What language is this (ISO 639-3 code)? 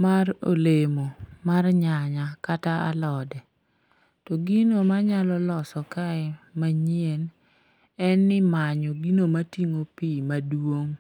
luo